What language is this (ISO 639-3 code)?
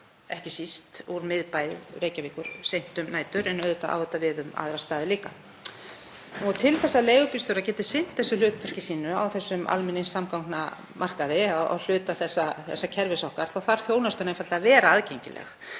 isl